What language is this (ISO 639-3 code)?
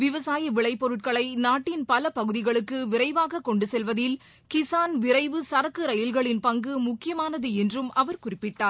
tam